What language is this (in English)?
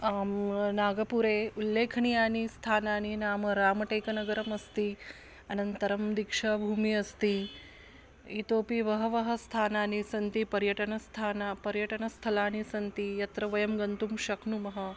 Sanskrit